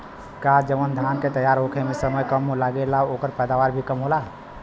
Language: Bhojpuri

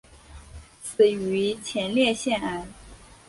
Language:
Chinese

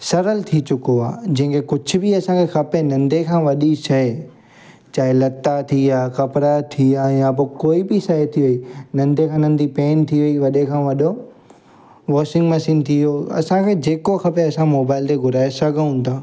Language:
Sindhi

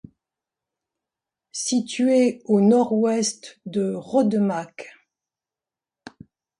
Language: French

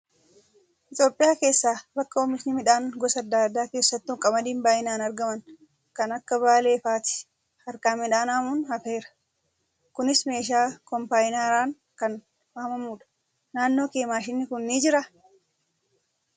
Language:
Oromo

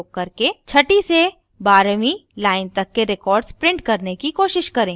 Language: Hindi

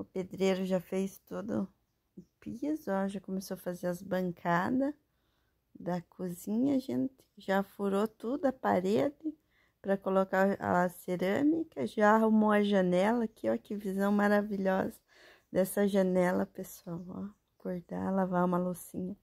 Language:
Portuguese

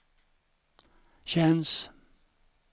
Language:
Swedish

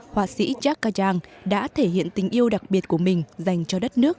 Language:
Vietnamese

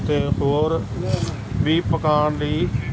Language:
Punjabi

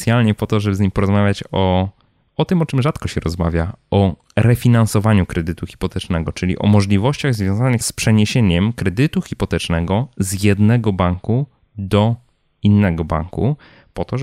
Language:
Polish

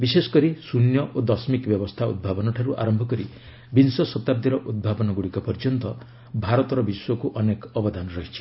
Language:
Odia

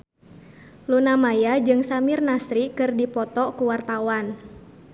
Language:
Sundanese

